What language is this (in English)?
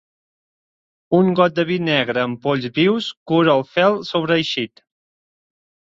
Catalan